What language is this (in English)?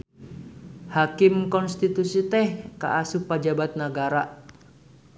Sundanese